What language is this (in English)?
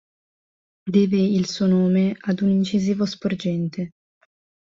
Italian